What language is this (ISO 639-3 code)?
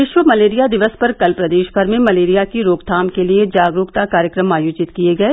hin